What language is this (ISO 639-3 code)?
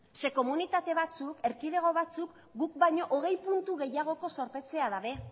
eus